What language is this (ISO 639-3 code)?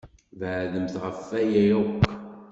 kab